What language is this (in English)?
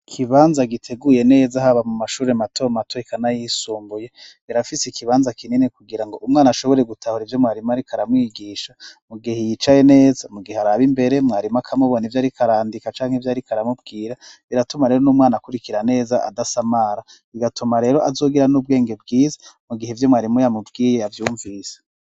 Rundi